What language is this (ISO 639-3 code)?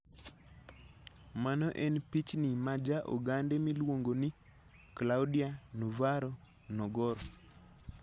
luo